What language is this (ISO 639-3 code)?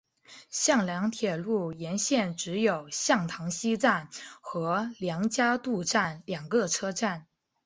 zho